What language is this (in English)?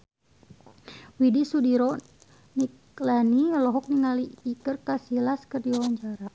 Sundanese